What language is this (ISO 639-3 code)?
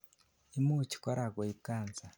kln